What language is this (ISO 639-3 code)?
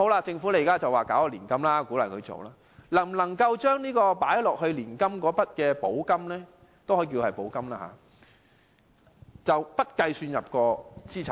yue